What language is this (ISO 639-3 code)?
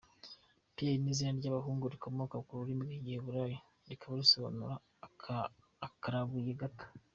kin